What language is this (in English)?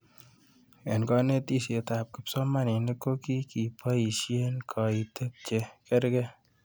Kalenjin